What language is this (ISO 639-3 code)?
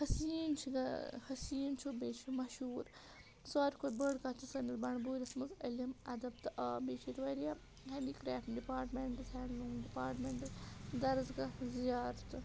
kas